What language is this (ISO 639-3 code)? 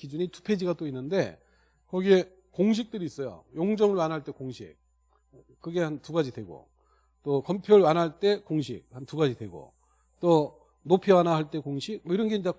kor